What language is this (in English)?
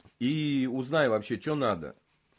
Russian